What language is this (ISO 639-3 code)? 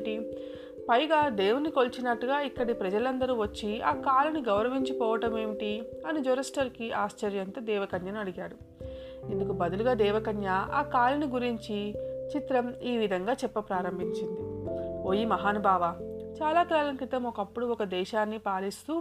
tel